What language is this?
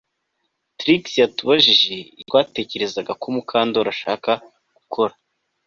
Kinyarwanda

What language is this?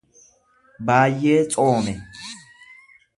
Oromo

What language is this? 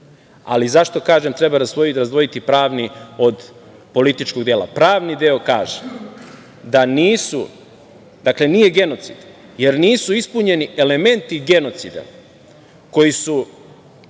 Serbian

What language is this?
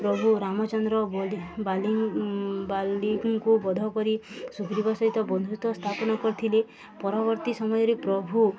Odia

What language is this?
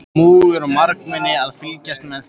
Icelandic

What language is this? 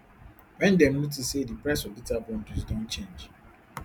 Nigerian Pidgin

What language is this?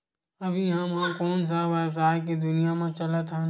Chhattisgarhi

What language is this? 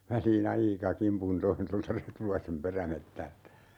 Finnish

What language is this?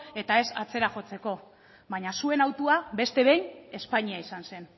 Basque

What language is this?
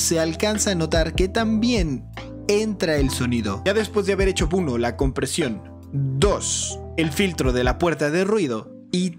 Spanish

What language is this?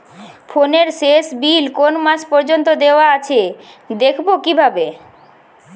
Bangla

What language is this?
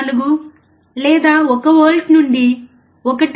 Telugu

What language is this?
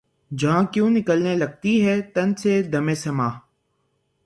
Urdu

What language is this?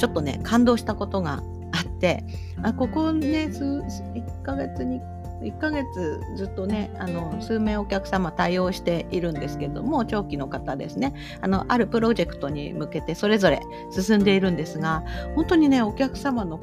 Japanese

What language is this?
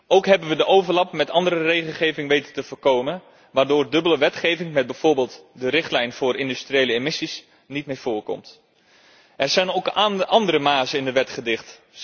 Dutch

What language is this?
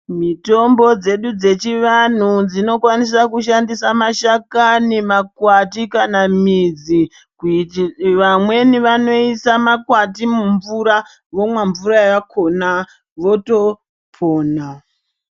Ndau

